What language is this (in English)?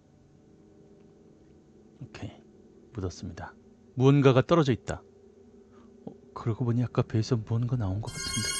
Korean